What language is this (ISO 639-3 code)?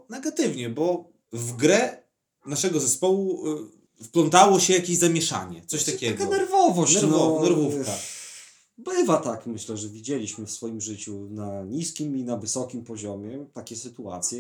pol